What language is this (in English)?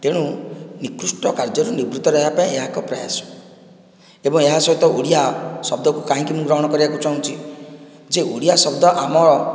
Odia